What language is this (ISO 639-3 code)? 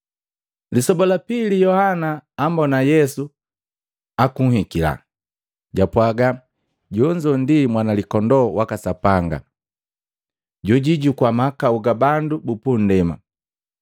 mgv